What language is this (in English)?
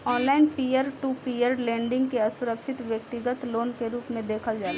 Bhojpuri